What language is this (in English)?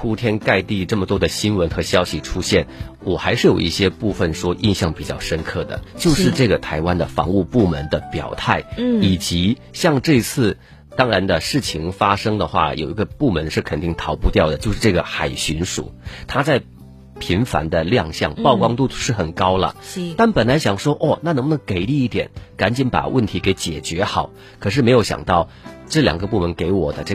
Chinese